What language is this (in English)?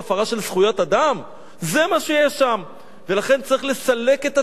Hebrew